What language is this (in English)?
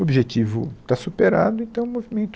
Portuguese